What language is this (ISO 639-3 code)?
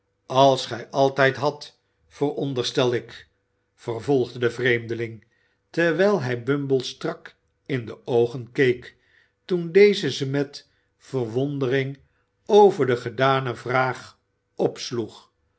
nld